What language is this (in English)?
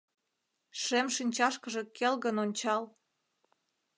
Mari